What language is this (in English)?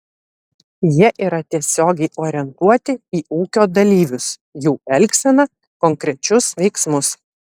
Lithuanian